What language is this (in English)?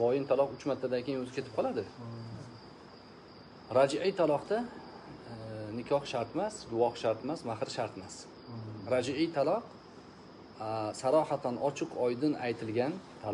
Turkish